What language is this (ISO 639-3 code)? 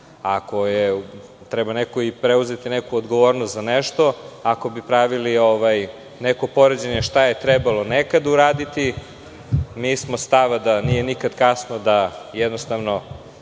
srp